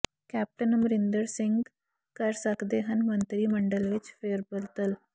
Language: Punjabi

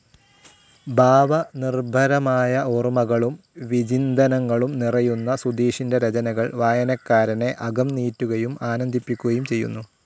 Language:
Malayalam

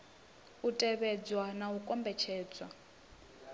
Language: Venda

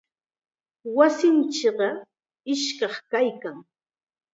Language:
Chiquián Ancash Quechua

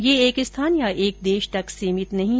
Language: Hindi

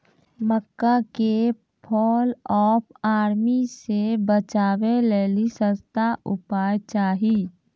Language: Maithili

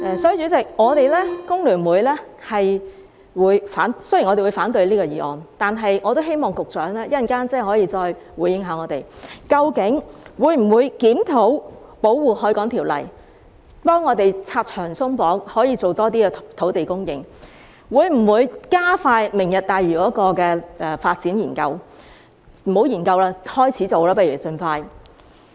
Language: Cantonese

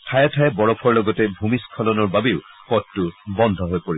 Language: Assamese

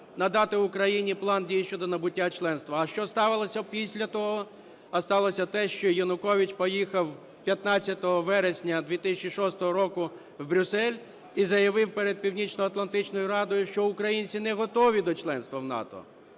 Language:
Ukrainian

